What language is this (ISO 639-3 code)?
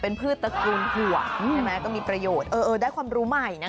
tha